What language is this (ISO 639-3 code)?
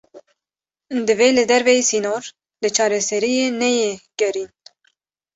kur